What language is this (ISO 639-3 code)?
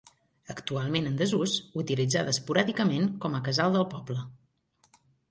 cat